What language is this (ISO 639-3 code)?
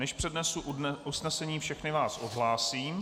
ces